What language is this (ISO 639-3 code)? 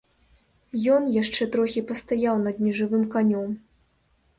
bel